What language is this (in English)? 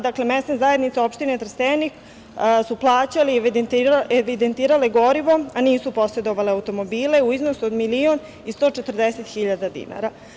Serbian